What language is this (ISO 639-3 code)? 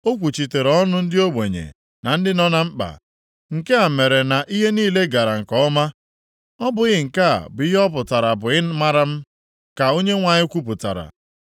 ibo